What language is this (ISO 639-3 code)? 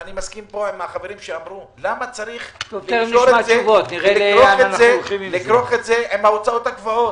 heb